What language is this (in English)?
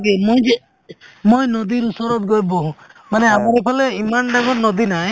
Assamese